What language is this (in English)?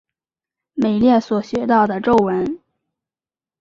Chinese